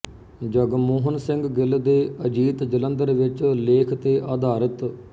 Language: Punjabi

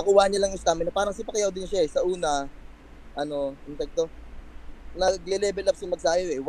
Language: Filipino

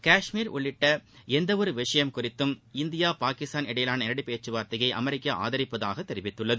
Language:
Tamil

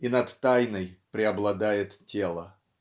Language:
Russian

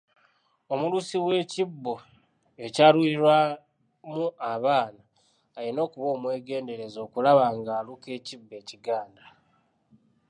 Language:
Ganda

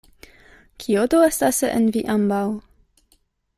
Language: Esperanto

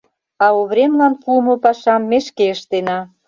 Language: Mari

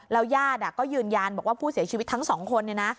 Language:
Thai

